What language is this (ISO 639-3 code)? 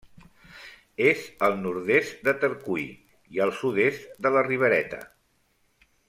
cat